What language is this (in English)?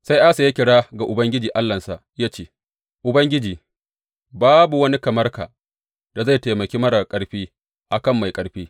Hausa